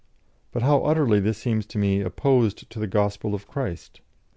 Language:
English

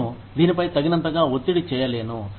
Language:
Telugu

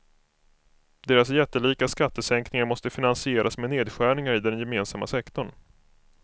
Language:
Swedish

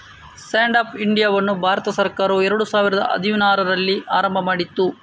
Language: Kannada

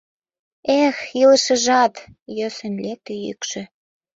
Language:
Mari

